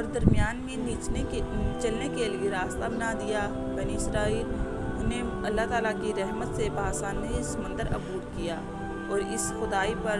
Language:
Urdu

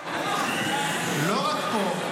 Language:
Hebrew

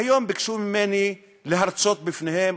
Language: Hebrew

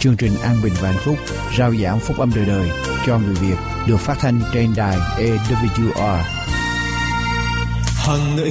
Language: Vietnamese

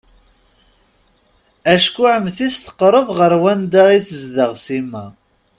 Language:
Kabyle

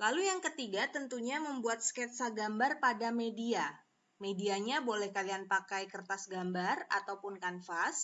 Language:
Indonesian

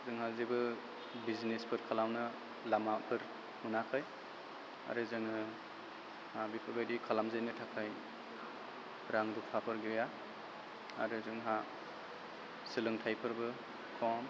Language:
Bodo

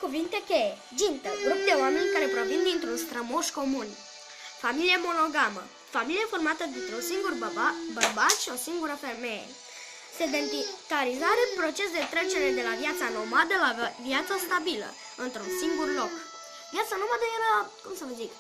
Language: Romanian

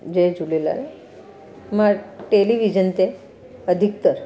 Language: Sindhi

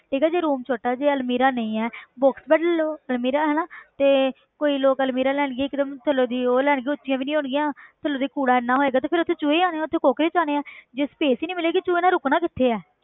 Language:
Punjabi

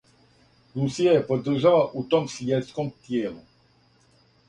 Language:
Serbian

